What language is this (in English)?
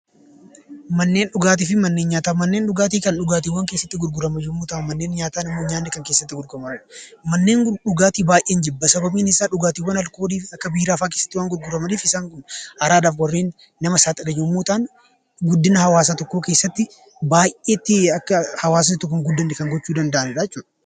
Oromo